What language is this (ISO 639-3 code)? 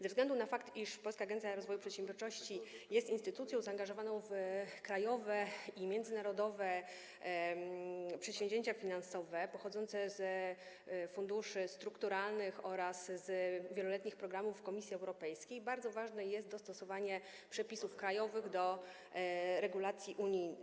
pol